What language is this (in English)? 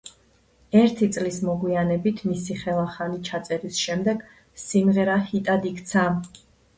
Georgian